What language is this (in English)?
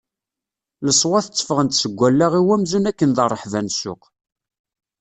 Kabyle